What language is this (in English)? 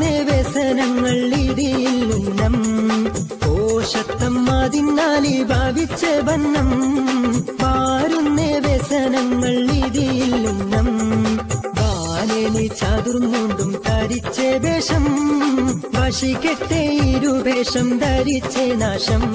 Malayalam